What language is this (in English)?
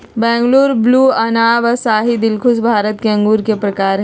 Magahi